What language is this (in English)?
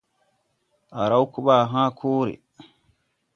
Tupuri